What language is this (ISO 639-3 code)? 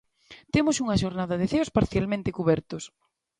glg